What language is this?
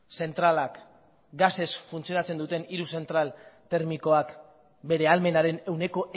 Basque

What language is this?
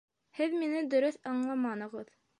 Bashkir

